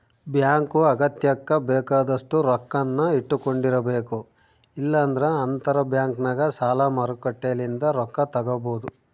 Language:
Kannada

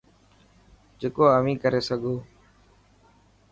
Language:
Dhatki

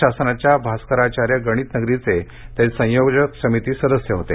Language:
Marathi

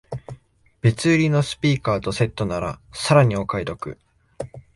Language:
Japanese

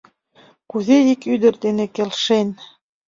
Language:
Mari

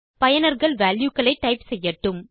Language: Tamil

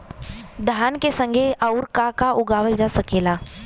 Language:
Bhojpuri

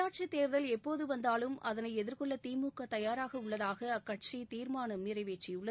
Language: Tamil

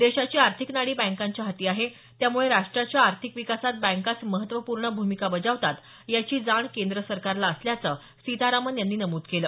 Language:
Marathi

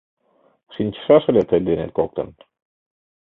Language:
Mari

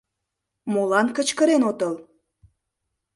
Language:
Mari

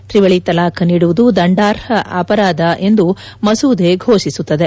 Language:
Kannada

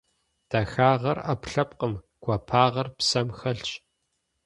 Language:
Kabardian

